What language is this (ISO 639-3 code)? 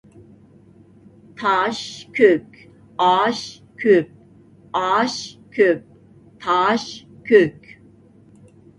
uig